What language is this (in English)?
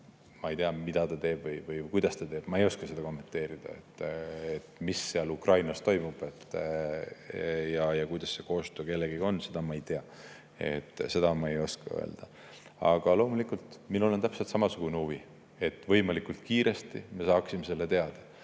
Estonian